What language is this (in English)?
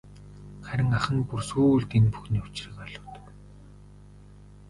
Mongolian